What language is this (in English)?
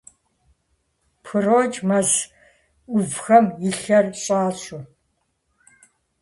Kabardian